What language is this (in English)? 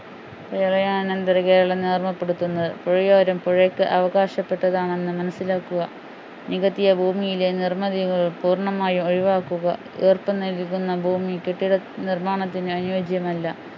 Malayalam